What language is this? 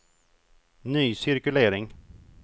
Swedish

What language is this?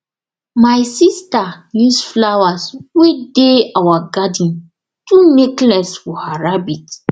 Nigerian Pidgin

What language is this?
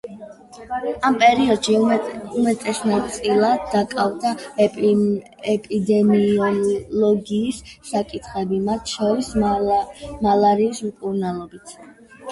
Georgian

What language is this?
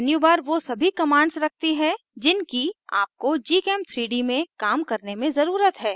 Hindi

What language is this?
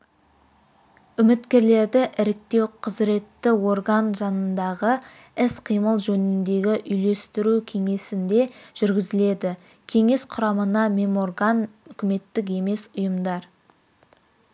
Kazakh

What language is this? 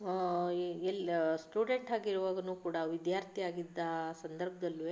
Kannada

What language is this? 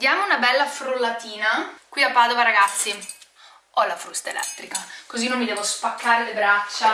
Italian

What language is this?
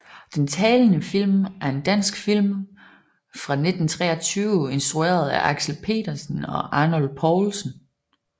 Danish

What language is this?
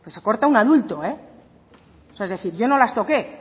Spanish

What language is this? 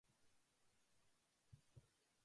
Japanese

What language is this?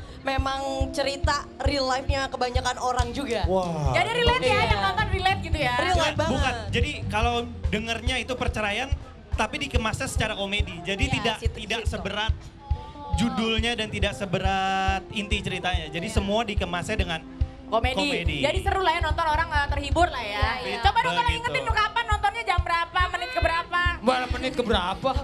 Indonesian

